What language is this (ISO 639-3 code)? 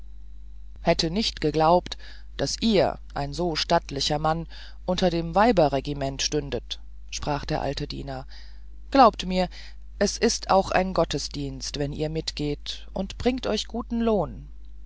deu